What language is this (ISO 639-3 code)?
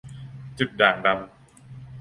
tha